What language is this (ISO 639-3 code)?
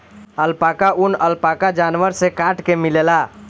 bho